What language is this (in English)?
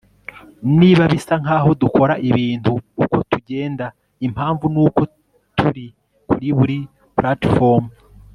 Kinyarwanda